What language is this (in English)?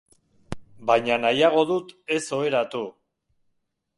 Basque